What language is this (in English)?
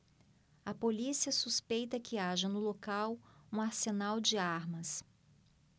Portuguese